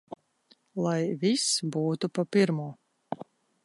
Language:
Latvian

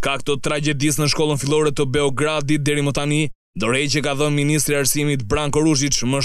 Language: Romanian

